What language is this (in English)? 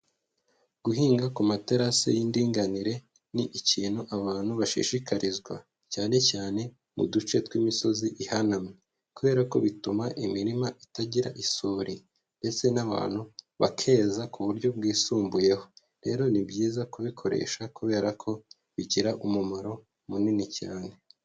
Kinyarwanda